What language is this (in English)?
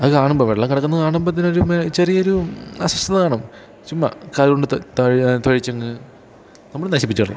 Malayalam